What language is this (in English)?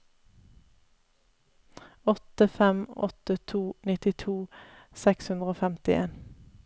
Norwegian